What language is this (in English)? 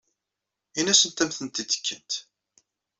Kabyle